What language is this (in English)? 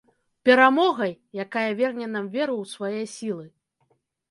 Belarusian